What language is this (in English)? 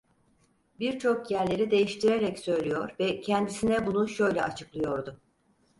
Turkish